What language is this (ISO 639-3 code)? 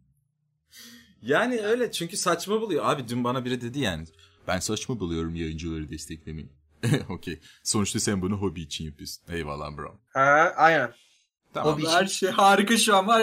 tur